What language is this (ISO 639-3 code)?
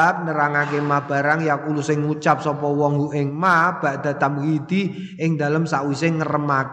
ind